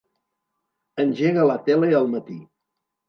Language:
Catalan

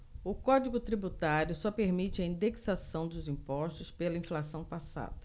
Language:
Portuguese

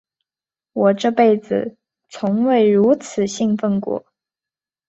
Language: Chinese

